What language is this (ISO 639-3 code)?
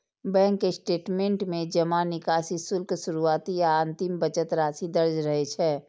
mai